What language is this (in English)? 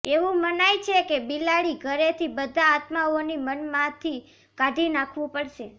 Gujarati